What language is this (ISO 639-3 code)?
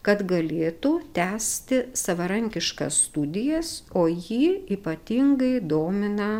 lit